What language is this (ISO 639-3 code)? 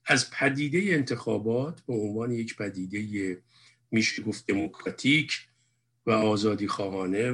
fas